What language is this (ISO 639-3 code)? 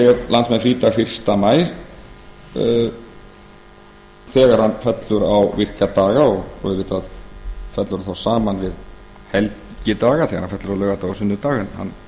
isl